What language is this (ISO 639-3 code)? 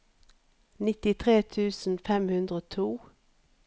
nor